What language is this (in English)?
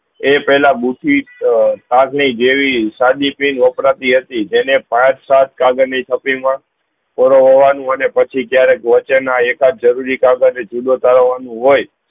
Gujarati